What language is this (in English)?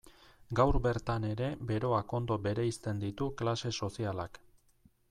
Basque